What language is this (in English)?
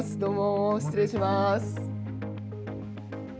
Japanese